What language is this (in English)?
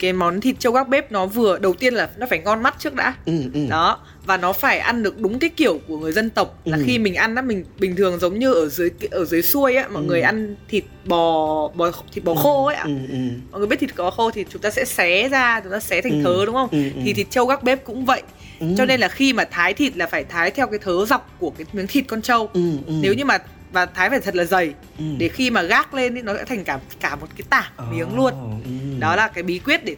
Vietnamese